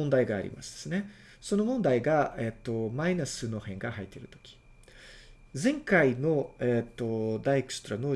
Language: Japanese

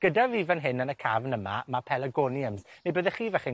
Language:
Welsh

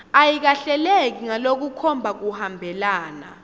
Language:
Swati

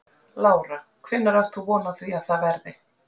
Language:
Icelandic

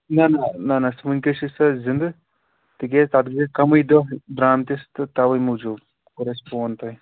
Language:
Kashmiri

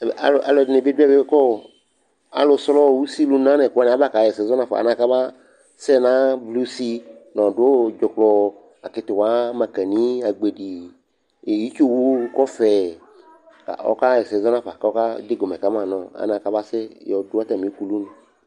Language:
Ikposo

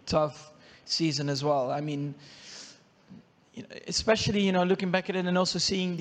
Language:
Czech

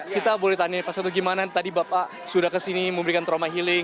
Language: Indonesian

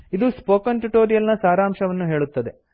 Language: Kannada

